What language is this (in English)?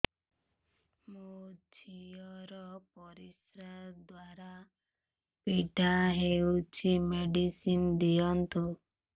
Odia